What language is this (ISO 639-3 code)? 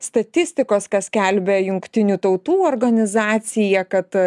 lit